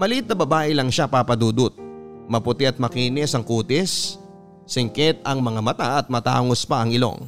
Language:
Filipino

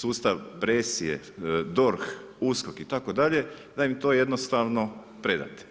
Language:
Croatian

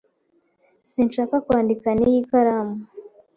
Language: Kinyarwanda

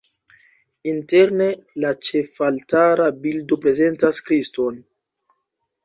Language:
Esperanto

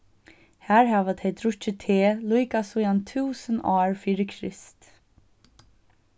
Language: Faroese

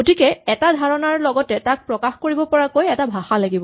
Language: Assamese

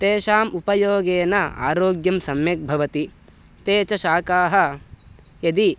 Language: Sanskrit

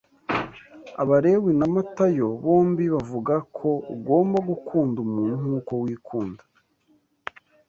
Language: Kinyarwanda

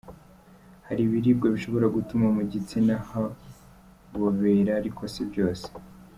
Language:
Kinyarwanda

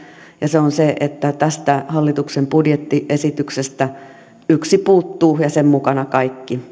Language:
Finnish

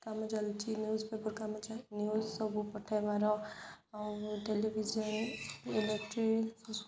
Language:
Odia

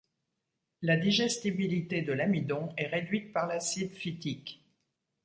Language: French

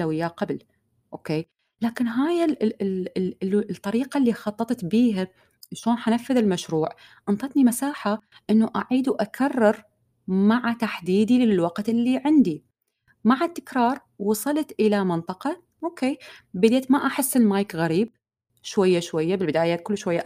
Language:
Arabic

